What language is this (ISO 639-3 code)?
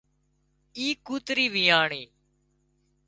kxp